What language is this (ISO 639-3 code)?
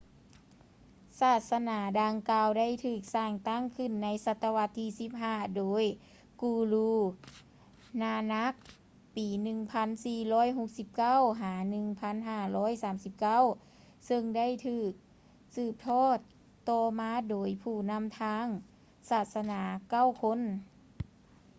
lao